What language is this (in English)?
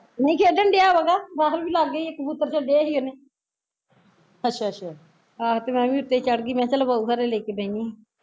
Punjabi